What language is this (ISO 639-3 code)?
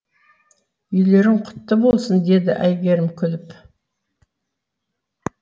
kaz